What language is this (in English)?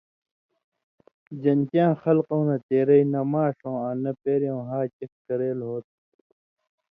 Indus Kohistani